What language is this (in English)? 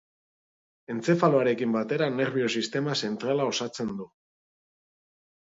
Basque